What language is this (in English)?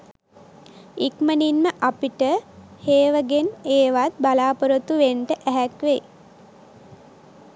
Sinhala